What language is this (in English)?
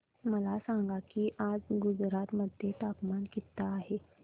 Marathi